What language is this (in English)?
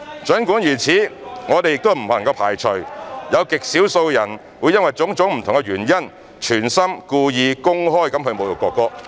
Cantonese